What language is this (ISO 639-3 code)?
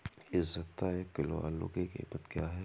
hin